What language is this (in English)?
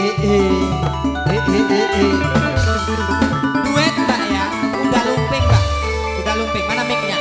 Indonesian